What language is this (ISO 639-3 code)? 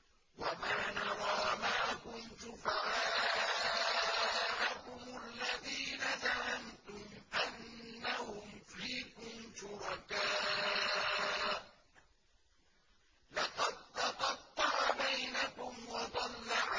ara